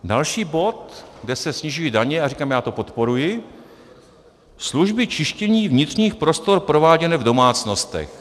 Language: Czech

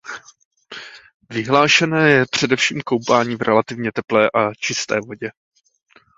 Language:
Czech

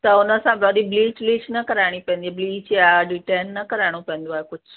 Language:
Sindhi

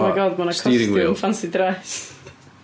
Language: Welsh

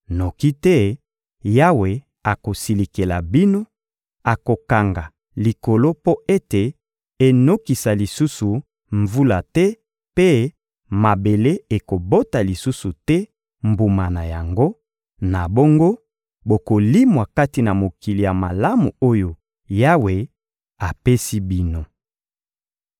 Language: Lingala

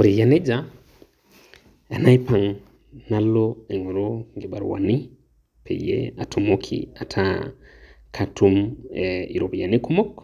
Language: Masai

